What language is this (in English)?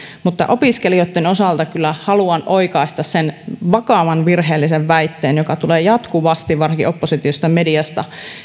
Finnish